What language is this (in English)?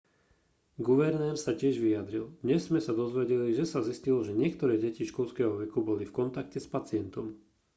Slovak